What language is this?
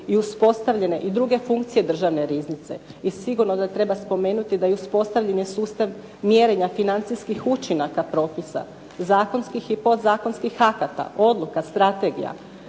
Croatian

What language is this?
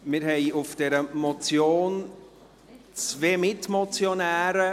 Swiss German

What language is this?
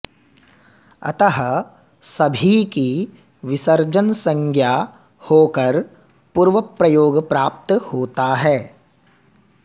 Sanskrit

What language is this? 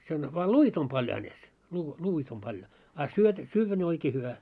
Finnish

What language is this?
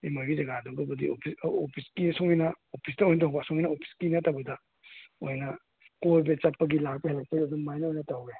Manipuri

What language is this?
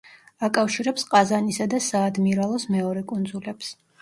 Georgian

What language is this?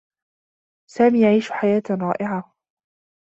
Arabic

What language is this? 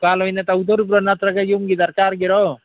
Manipuri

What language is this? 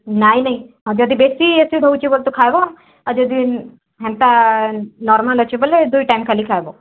Odia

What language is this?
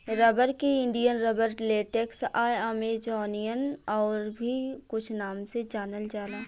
Bhojpuri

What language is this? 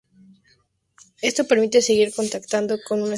Spanish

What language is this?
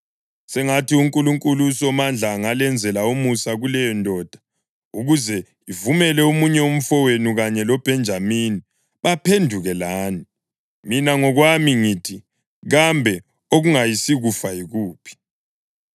North Ndebele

